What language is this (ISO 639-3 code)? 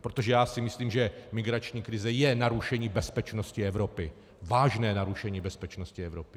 ces